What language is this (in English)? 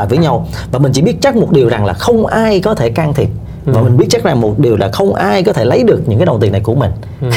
Vietnamese